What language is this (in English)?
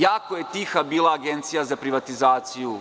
Serbian